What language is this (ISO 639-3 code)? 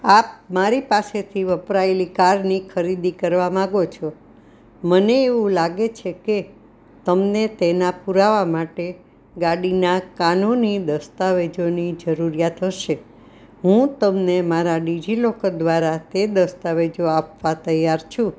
guj